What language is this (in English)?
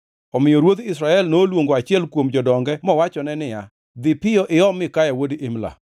Luo (Kenya and Tanzania)